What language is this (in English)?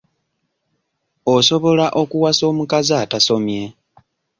Ganda